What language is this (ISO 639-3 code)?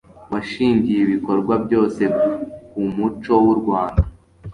kin